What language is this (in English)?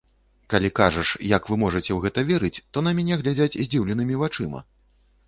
Belarusian